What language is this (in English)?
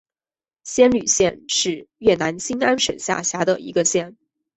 Chinese